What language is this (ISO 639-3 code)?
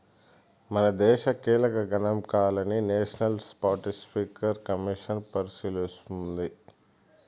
tel